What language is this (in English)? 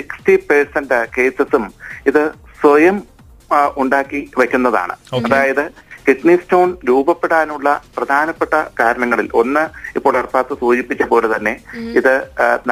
Malayalam